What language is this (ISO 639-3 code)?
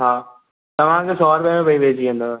snd